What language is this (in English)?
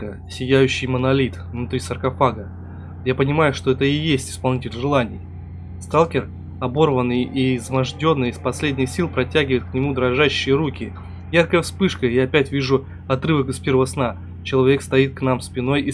Russian